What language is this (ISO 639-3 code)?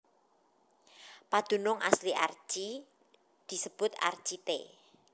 jav